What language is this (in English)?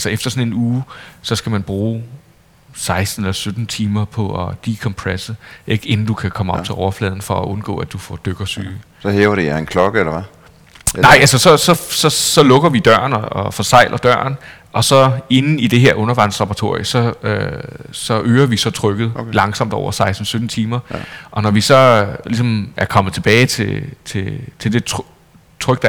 Danish